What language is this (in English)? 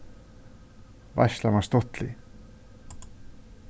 Faroese